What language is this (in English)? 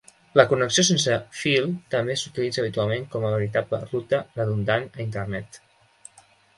Catalan